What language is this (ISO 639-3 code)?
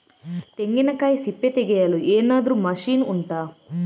kan